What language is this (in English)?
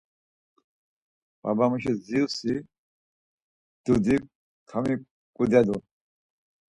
Laz